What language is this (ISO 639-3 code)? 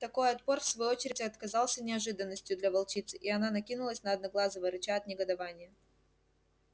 rus